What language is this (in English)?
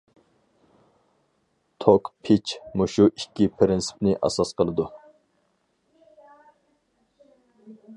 Uyghur